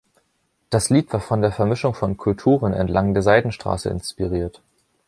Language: German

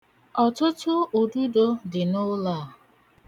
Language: Igbo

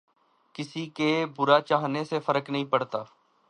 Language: Urdu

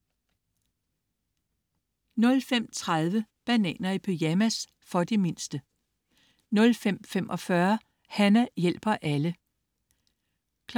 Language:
Danish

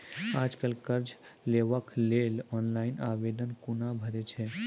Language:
Maithili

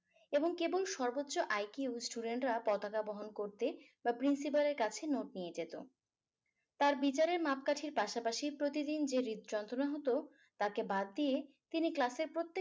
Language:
Bangla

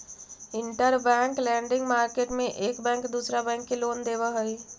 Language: Magahi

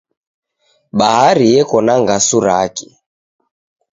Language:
Taita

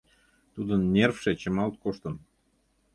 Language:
Mari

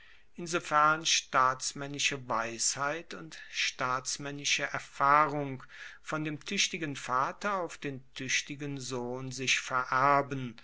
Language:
German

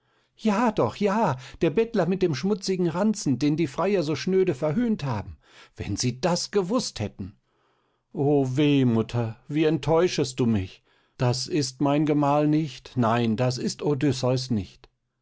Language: German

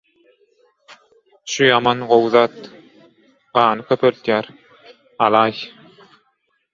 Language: Turkmen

